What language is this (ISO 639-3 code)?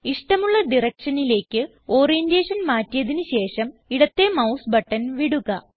mal